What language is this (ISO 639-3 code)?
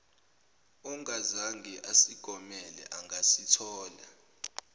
zul